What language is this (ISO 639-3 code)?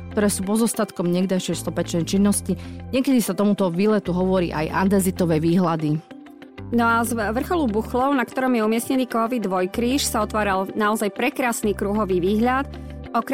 slk